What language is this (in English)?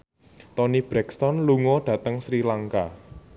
Javanese